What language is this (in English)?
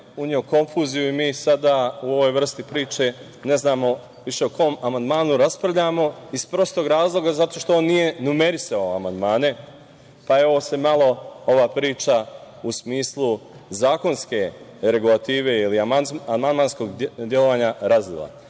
Serbian